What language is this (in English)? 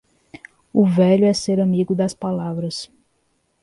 Portuguese